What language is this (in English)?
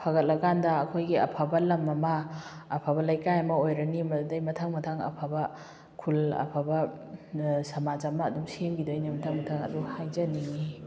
Manipuri